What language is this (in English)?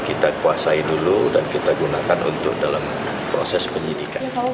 Indonesian